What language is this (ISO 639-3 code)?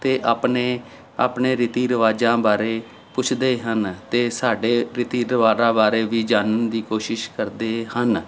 pan